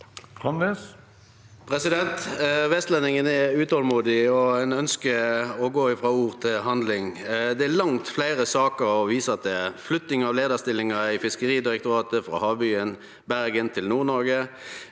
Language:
Norwegian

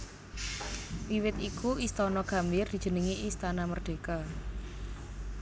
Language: Javanese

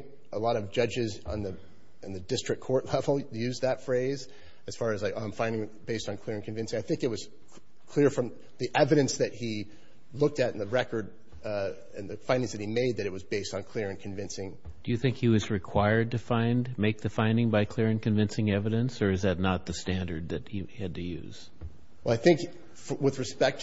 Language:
English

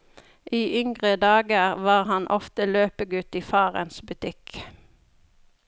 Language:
Norwegian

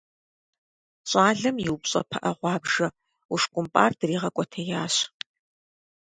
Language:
Kabardian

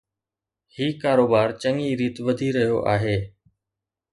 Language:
Sindhi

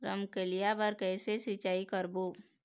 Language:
Chhattisgarhi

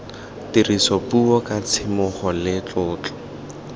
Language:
Tswana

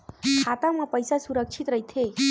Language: Chhattisgarhi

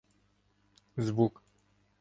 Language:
Ukrainian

